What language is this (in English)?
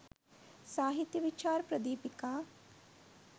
Sinhala